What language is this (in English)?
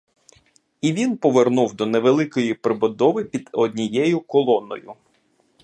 Ukrainian